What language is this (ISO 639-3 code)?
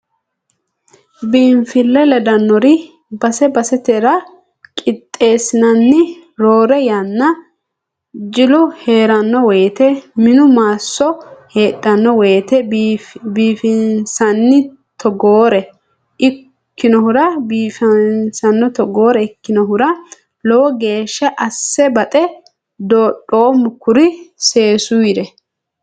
sid